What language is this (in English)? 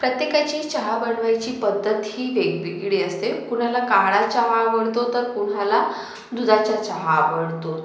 Marathi